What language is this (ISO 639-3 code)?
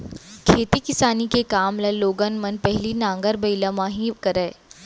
hne